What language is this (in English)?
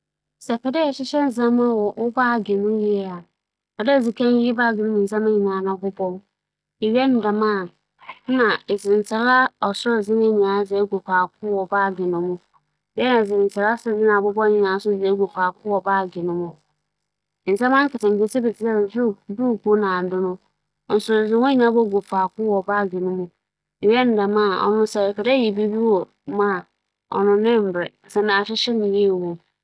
Akan